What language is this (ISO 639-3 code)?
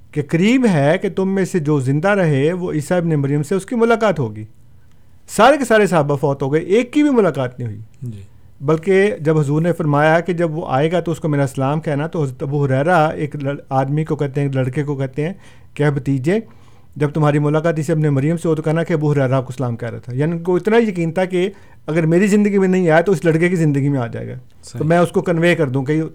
urd